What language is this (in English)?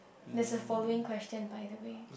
English